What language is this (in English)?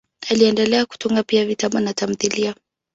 Swahili